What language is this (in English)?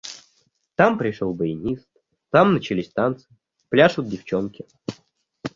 Russian